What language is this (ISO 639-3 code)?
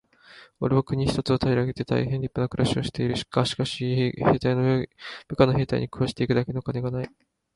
jpn